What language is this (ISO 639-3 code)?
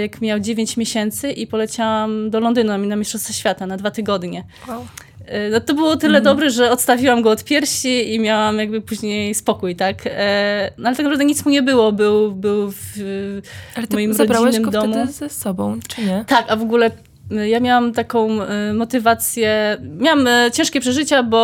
pol